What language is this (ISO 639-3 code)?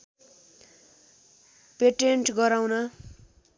nep